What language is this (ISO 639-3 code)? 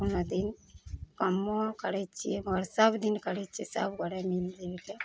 mai